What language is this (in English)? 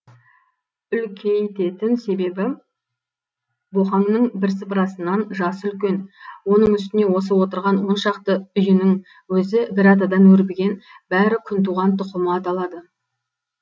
Kazakh